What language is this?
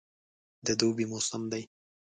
Pashto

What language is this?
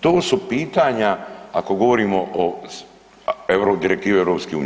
Croatian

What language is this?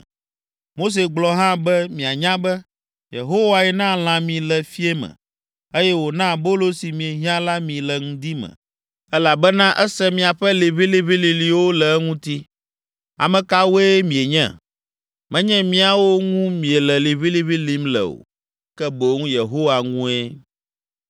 Ewe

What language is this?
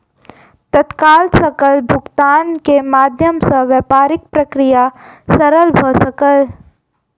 Maithili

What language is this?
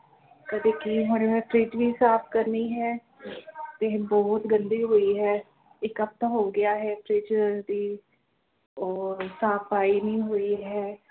Punjabi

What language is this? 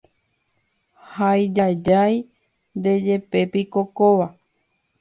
Guarani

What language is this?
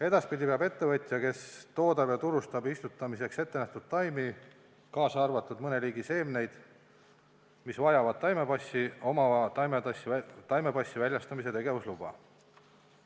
Estonian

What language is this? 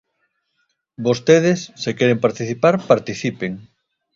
Galician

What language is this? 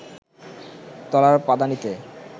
Bangla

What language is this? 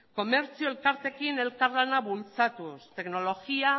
Basque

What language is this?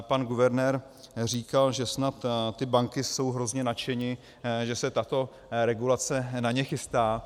Czech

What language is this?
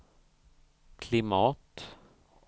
Swedish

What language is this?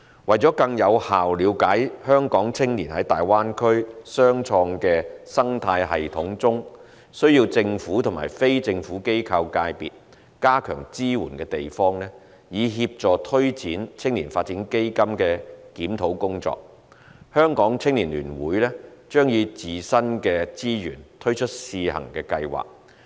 Cantonese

